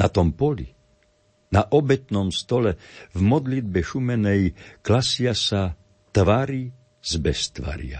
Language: Slovak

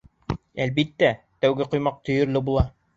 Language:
Bashkir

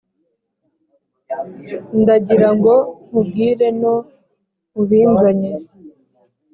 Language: Kinyarwanda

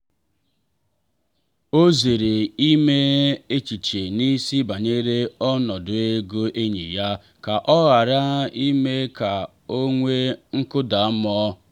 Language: Igbo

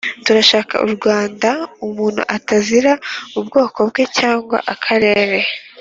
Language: Kinyarwanda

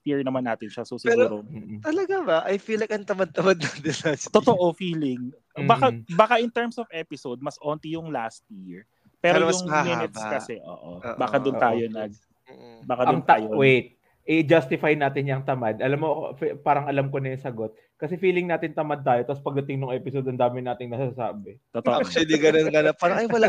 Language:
Filipino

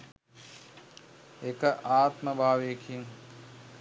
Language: Sinhala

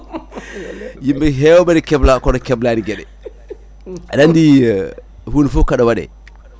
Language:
Fula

